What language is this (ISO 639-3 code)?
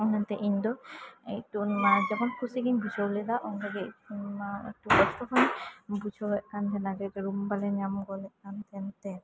sat